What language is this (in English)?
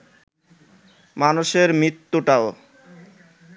Bangla